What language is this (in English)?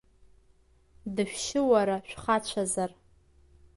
Abkhazian